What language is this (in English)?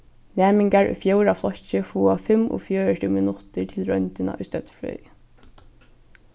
Faroese